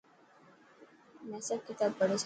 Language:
Dhatki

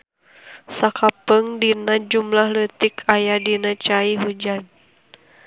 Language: Sundanese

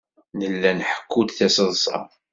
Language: Kabyle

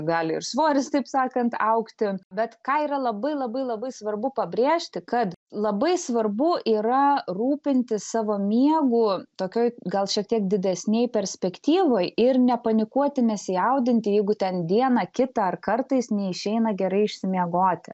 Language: Lithuanian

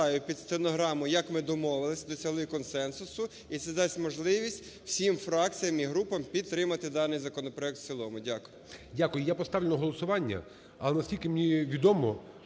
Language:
Ukrainian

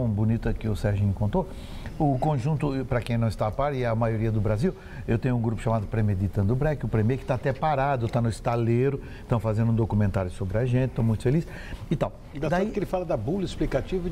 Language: Portuguese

